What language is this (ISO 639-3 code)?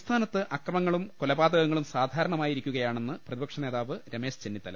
mal